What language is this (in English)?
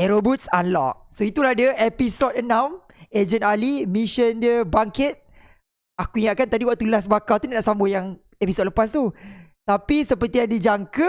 Malay